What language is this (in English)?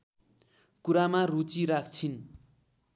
Nepali